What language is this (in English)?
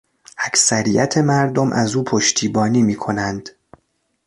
Persian